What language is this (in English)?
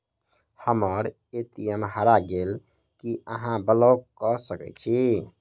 Maithili